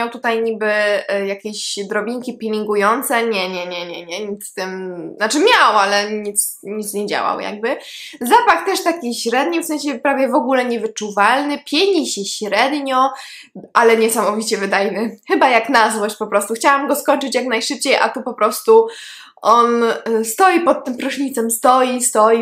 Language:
Polish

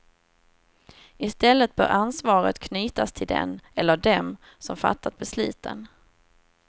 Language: Swedish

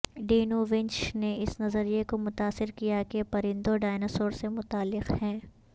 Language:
Urdu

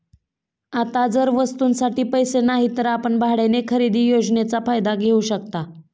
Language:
Marathi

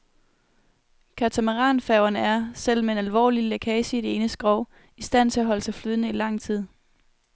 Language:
Danish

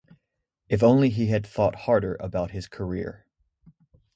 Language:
English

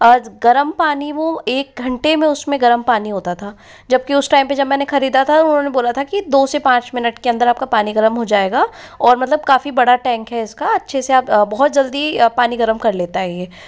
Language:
Hindi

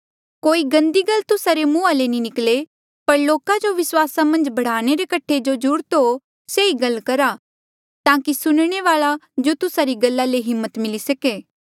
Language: Mandeali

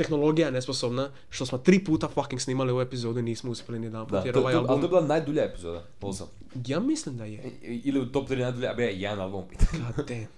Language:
Croatian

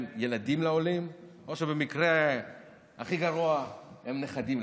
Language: Hebrew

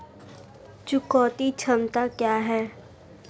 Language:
Hindi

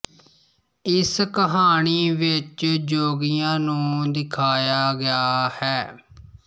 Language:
Punjabi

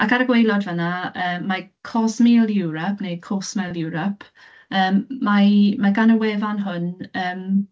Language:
Welsh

